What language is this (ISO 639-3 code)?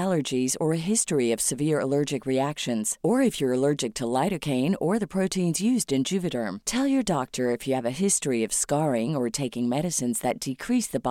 fil